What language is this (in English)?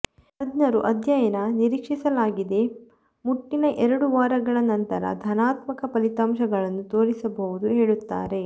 Kannada